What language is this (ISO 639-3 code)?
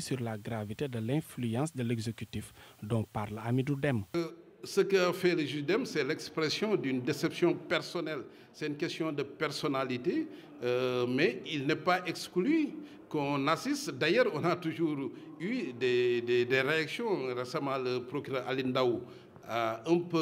fra